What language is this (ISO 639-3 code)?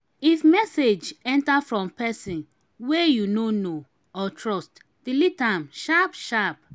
pcm